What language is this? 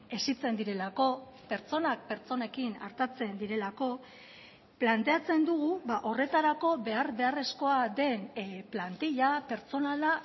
Basque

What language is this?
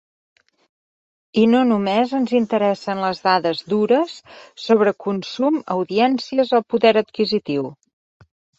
Catalan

